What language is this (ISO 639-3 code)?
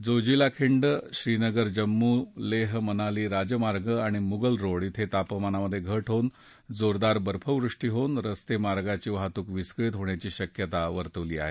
mar